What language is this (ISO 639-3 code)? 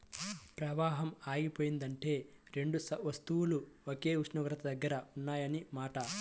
tel